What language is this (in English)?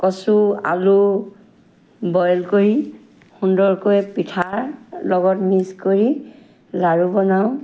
Assamese